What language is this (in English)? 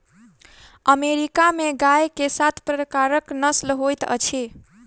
Maithili